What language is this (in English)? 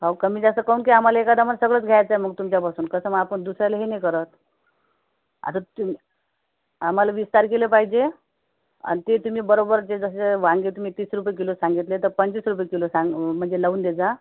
Marathi